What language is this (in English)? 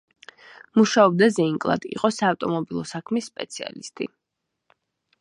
Georgian